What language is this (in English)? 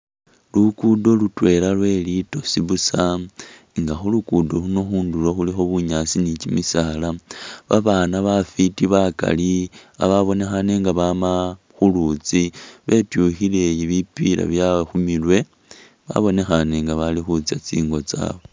Masaaba